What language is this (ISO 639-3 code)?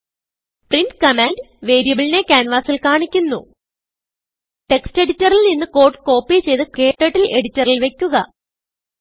mal